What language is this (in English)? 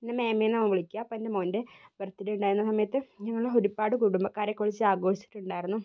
Malayalam